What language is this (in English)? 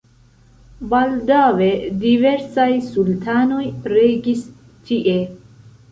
Esperanto